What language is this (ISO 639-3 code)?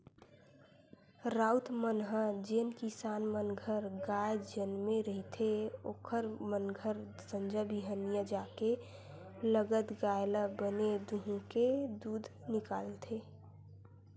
hne